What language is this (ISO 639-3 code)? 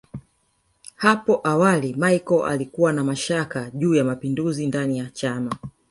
swa